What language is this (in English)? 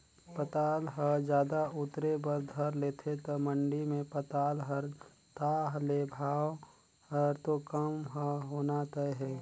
Chhattisgarhi